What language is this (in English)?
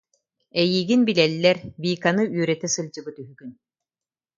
Yakut